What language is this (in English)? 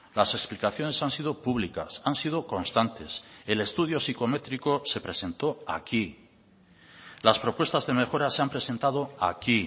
Spanish